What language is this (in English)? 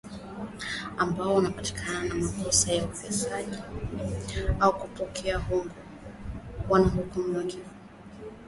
Swahili